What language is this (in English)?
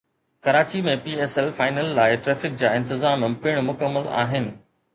Sindhi